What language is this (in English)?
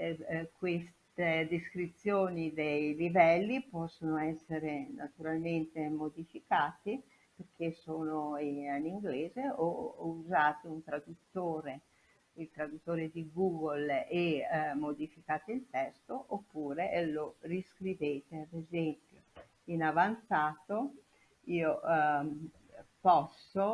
Italian